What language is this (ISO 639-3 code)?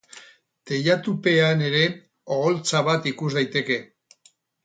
eus